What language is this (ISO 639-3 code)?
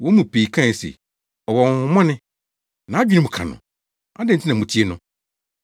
aka